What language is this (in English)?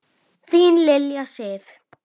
Icelandic